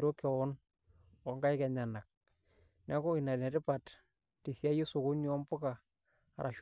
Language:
Masai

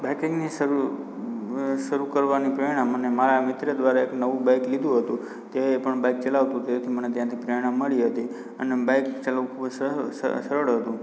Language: Gujarati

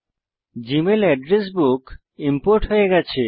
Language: Bangla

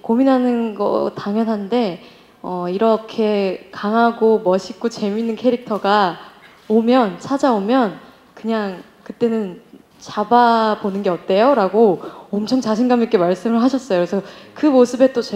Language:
Korean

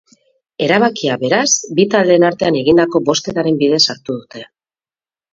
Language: Basque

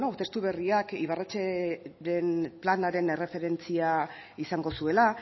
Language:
Basque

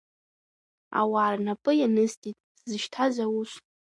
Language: Abkhazian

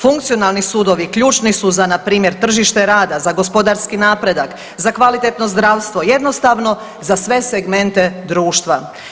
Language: Croatian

